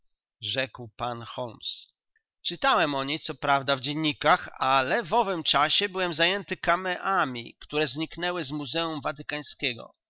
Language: Polish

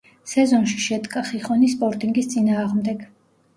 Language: Georgian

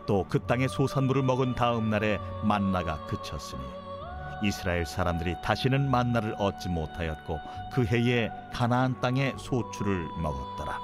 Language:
Korean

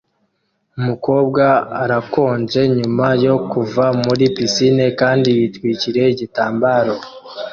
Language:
Kinyarwanda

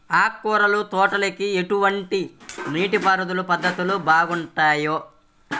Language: Telugu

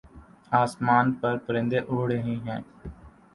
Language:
Urdu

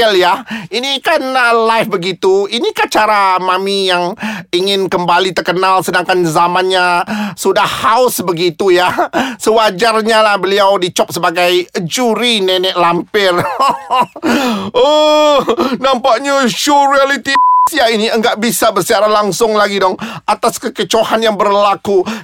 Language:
Malay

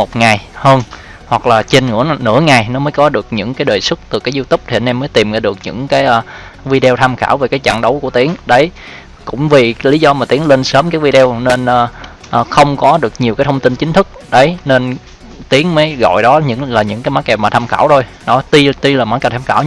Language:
Vietnamese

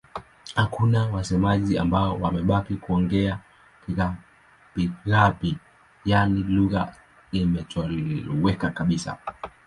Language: Swahili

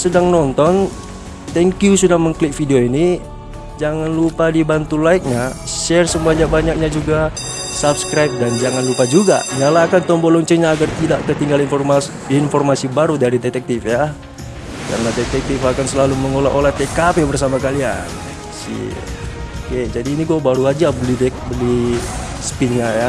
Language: Indonesian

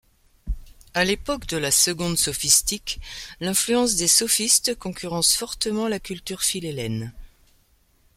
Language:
French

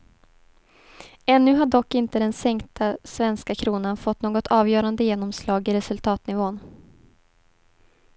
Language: Swedish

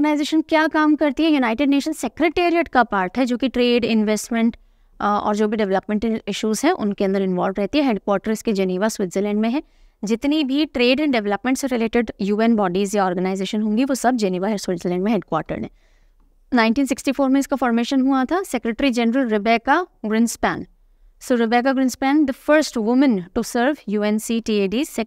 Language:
Hindi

